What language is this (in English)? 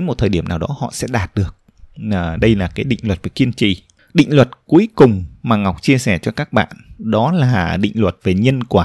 Vietnamese